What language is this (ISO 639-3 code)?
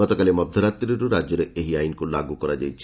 ori